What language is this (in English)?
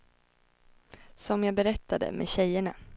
Swedish